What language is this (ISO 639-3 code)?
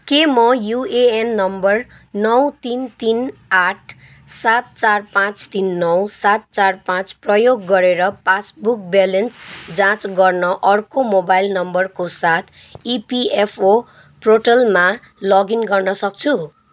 nep